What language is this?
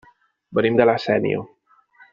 Catalan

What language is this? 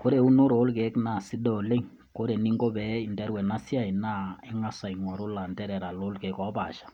Masai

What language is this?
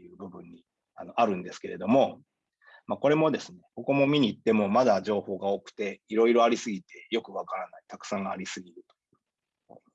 Japanese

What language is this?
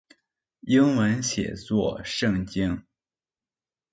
Chinese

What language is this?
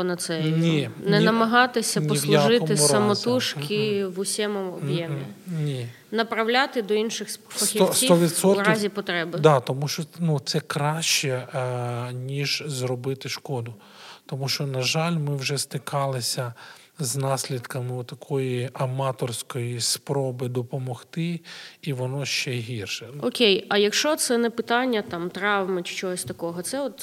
Ukrainian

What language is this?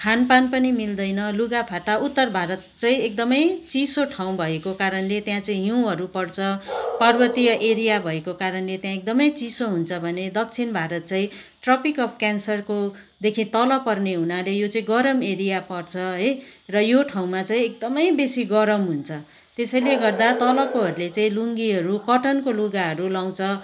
Nepali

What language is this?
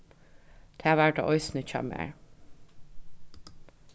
Faroese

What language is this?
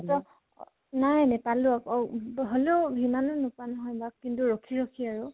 Assamese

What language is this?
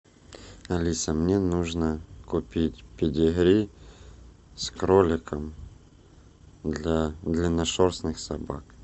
Russian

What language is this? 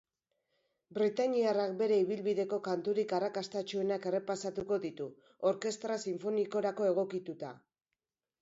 Basque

